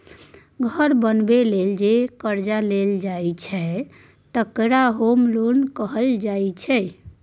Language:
Maithili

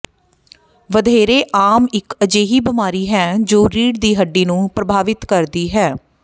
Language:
Punjabi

